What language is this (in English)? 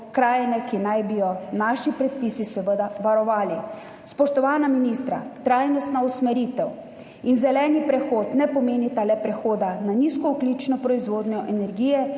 Slovenian